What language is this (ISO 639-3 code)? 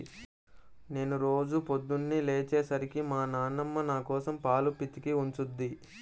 tel